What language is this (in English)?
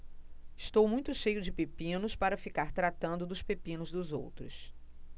Portuguese